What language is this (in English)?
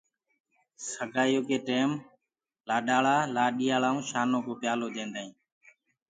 Gurgula